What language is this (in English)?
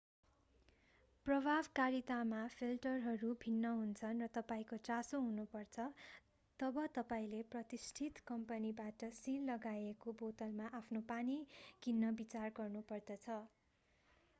Nepali